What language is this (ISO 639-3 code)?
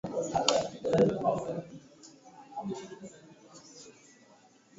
swa